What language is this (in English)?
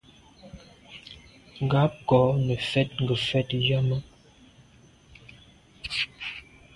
Medumba